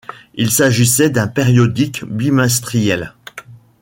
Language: French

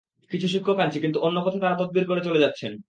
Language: Bangla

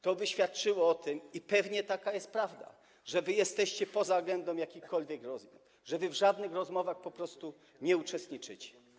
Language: Polish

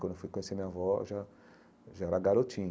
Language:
Portuguese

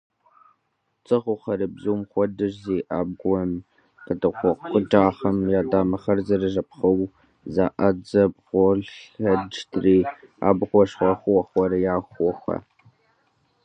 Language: Kabardian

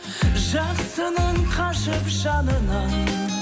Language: Kazakh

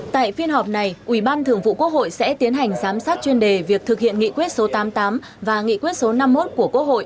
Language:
Vietnamese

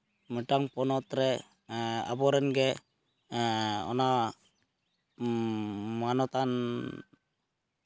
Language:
Santali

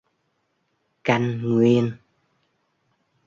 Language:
Vietnamese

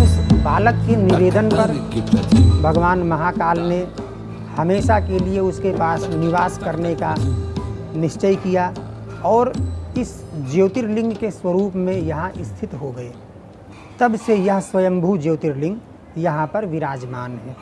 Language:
Hindi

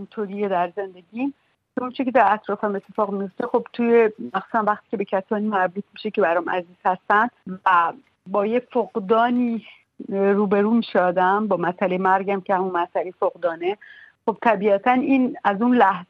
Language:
Persian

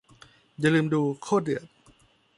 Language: Thai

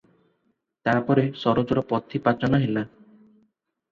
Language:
Odia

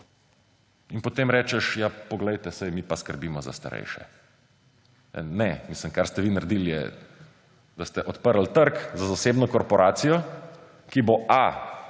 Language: Slovenian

